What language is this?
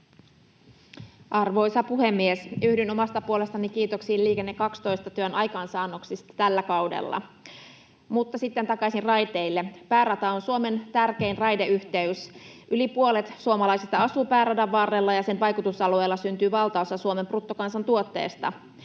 Finnish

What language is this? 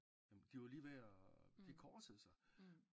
Danish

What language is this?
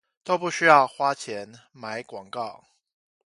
Chinese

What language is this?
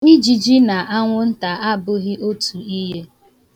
Igbo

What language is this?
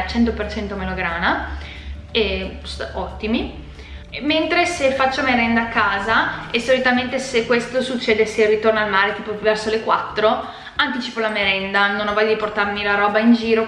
Italian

